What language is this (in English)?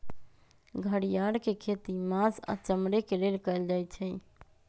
Magahi